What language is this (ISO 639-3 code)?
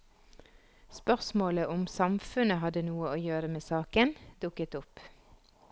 nor